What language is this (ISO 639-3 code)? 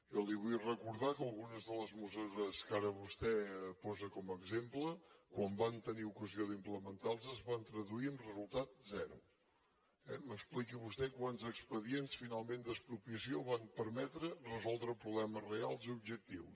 cat